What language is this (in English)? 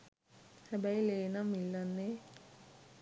Sinhala